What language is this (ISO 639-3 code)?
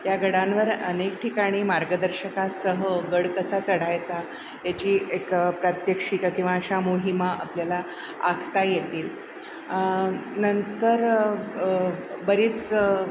mar